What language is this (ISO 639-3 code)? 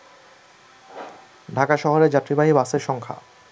ben